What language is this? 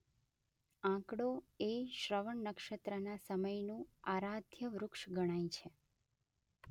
Gujarati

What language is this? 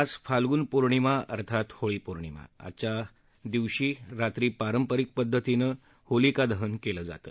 Marathi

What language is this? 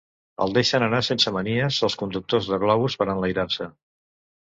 Catalan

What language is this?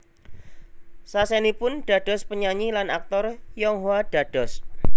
Javanese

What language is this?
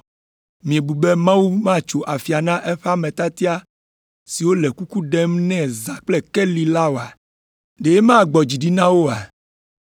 Ewe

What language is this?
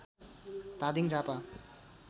Nepali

